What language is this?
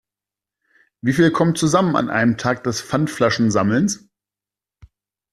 German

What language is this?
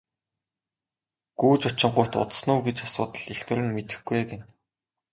Mongolian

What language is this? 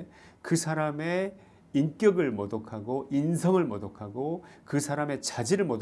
Korean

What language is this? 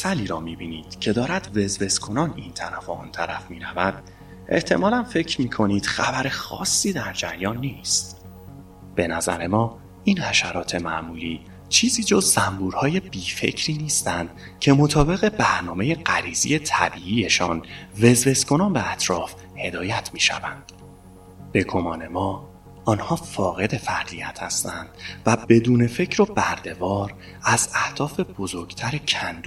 Persian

